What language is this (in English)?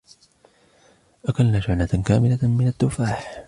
Arabic